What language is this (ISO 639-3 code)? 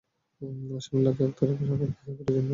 ben